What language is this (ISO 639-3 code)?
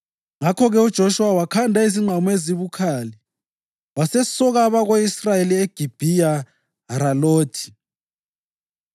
nde